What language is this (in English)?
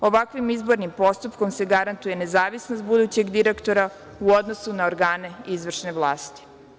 Serbian